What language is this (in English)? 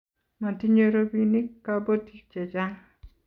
Kalenjin